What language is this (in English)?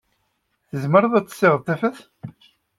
Kabyle